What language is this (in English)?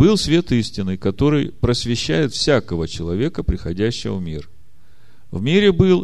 Russian